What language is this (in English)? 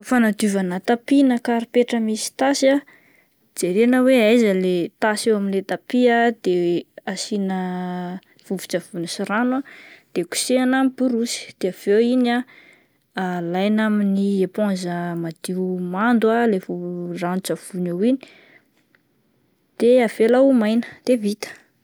Malagasy